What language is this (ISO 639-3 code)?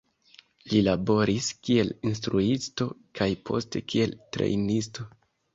epo